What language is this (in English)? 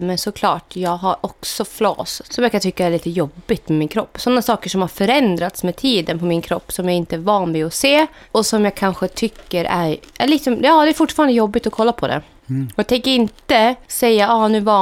Swedish